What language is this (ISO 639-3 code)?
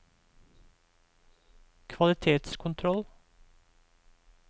nor